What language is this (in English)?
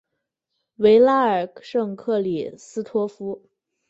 Chinese